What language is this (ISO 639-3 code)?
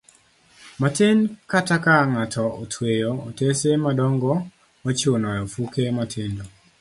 luo